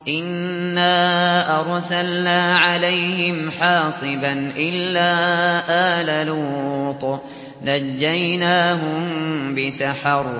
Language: Arabic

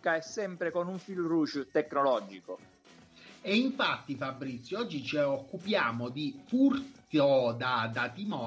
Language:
Italian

